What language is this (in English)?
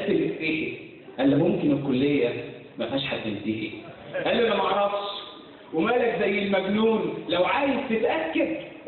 Arabic